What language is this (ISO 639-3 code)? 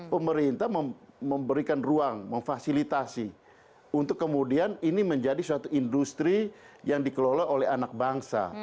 ind